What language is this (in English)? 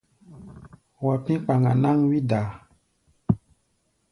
Gbaya